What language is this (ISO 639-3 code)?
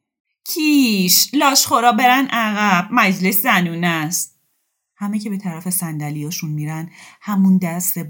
fas